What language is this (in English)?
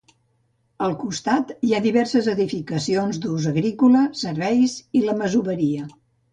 Catalan